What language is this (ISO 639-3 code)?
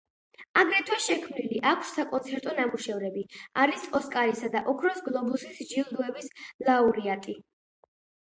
kat